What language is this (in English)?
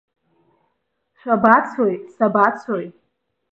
Abkhazian